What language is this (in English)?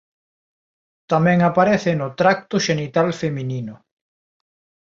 Galician